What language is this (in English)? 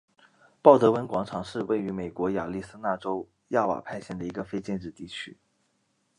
Chinese